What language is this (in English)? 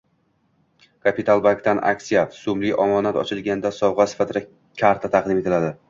Uzbek